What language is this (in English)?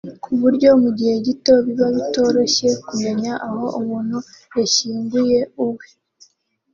Kinyarwanda